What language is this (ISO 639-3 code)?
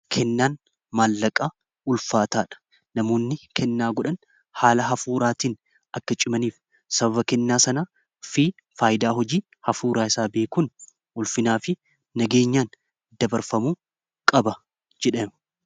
orm